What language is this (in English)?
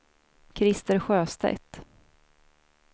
Swedish